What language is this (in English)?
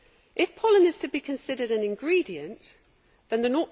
English